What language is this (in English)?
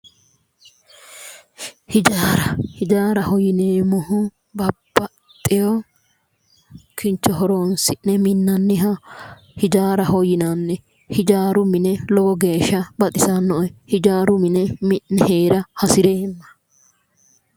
Sidamo